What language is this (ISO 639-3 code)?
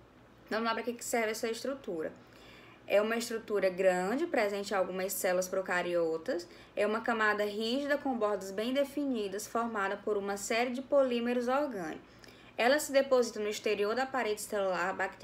por